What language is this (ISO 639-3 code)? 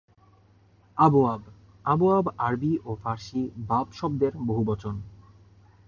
ben